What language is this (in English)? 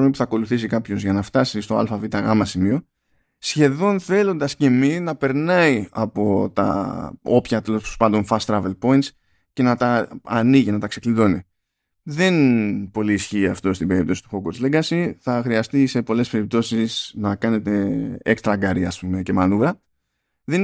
Greek